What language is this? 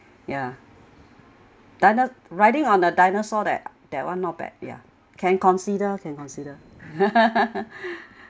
English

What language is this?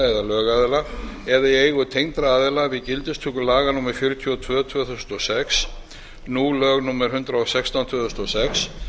Icelandic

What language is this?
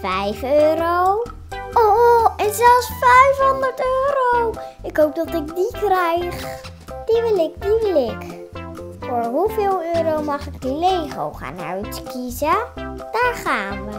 Dutch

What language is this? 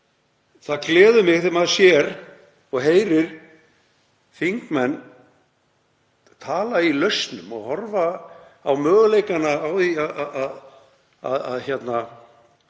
Icelandic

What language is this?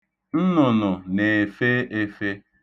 Igbo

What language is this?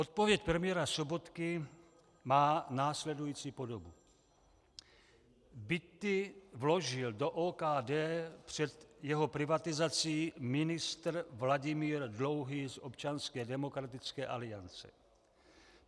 Czech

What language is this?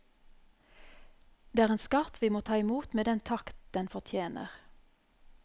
Norwegian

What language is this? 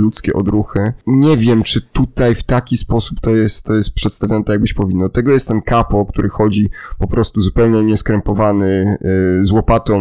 Polish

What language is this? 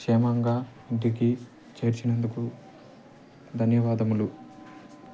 Telugu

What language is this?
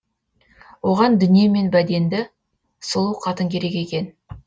Kazakh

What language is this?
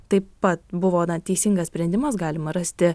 Lithuanian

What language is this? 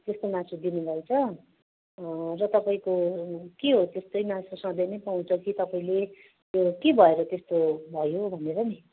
Nepali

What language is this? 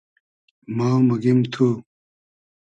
Hazaragi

